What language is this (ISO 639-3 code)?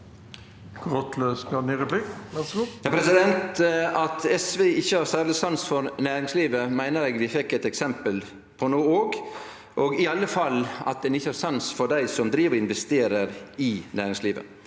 nor